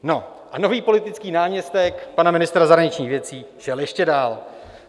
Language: Czech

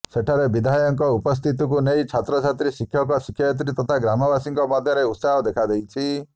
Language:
Odia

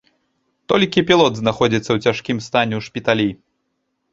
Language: Belarusian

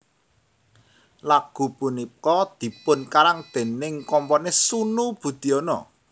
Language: Javanese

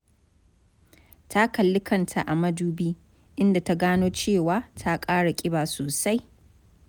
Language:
Hausa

